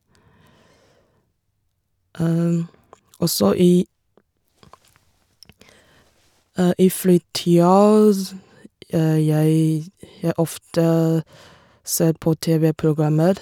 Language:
Norwegian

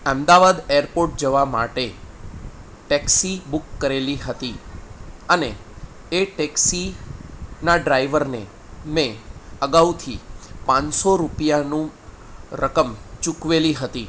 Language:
Gujarati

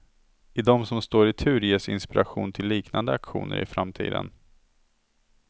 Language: Swedish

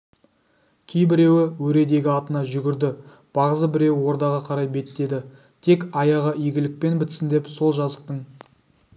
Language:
Kazakh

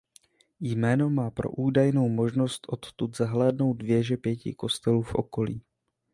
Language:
Czech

